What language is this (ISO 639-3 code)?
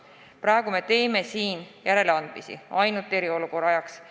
est